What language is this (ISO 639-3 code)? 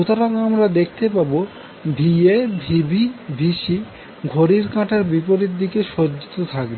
ben